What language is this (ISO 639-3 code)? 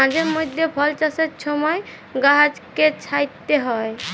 ben